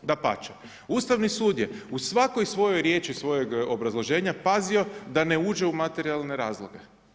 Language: Croatian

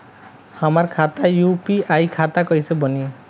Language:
Bhojpuri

